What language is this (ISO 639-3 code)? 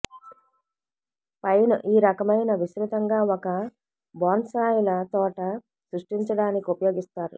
tel